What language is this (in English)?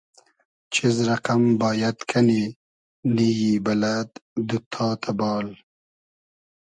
Hazaragi